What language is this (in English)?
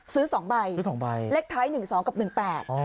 Thai